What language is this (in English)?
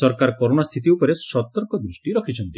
Odia